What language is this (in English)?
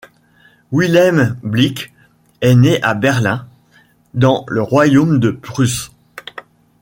French